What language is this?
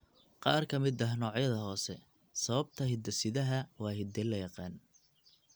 Somali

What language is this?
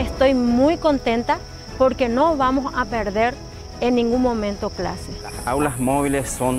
Spanish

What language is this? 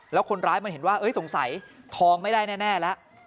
Thai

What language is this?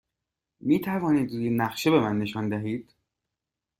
Persian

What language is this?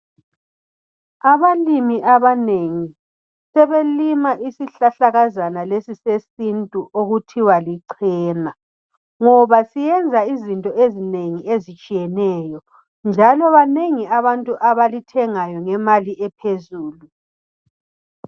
North Ndebele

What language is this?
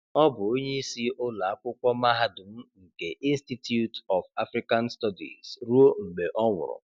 Igbo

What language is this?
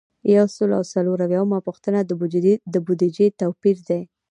Pashto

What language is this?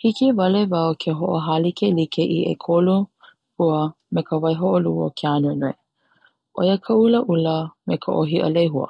Hawaiian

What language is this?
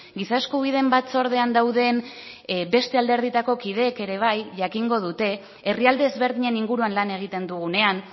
Basque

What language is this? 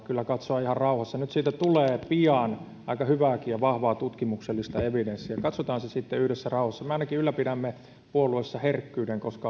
Finnish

